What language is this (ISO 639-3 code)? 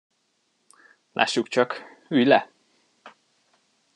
hun